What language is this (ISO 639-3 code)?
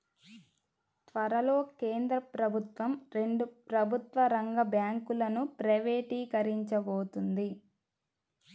tel